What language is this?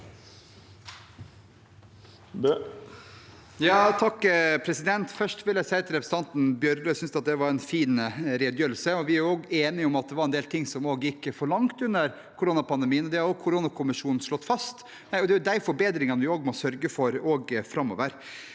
Norwegian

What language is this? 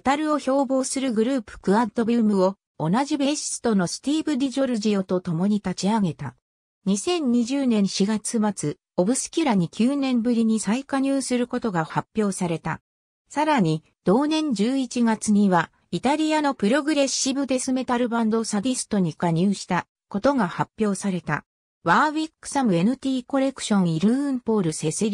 Japanese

